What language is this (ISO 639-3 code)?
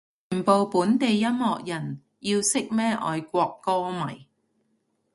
yue